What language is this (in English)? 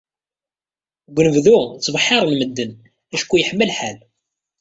Kabyle